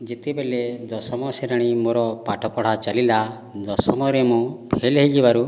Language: Odia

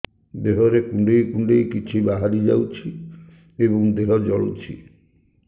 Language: Odia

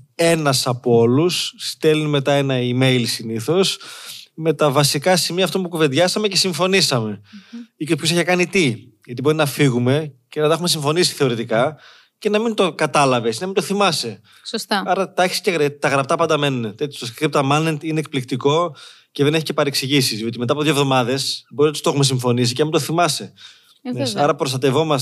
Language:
Greek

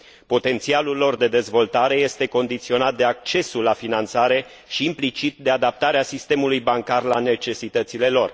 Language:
Romanian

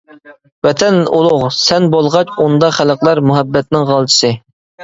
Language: Uyghur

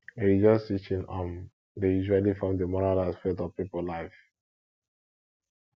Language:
Nigerian Pidgin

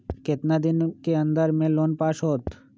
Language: Magahi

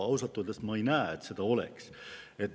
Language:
Estonian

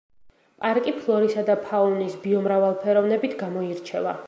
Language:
Georgian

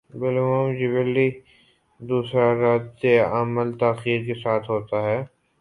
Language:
Urdu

